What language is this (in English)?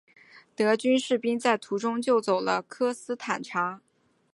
Chinese